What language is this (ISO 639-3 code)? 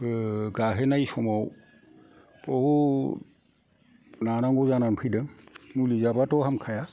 brx